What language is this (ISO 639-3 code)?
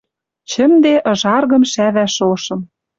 mrj